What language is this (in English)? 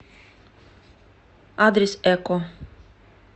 Russian